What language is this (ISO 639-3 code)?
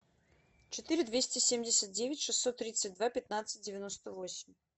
rus